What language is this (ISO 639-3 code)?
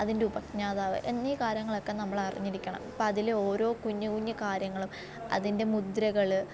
mal